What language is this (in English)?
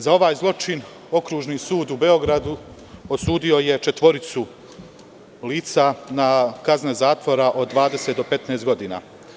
Serbian